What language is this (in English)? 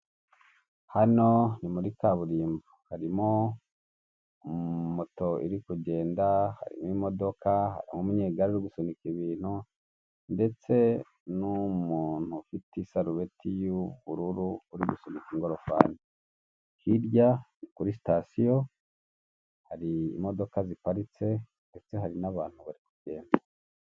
Kinyarwanda